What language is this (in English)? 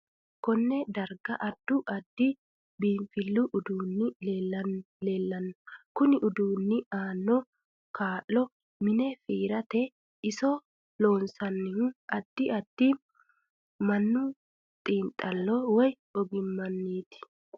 Sidamo